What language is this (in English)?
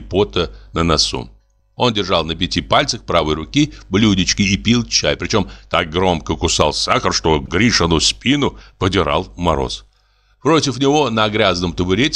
Russian